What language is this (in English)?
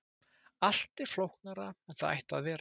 Icelandic